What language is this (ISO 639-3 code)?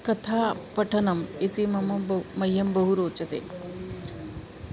san